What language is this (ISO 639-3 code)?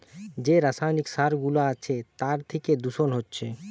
ben